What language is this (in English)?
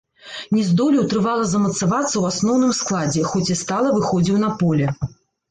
Belarusian